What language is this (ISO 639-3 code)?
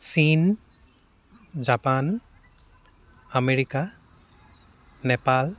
asm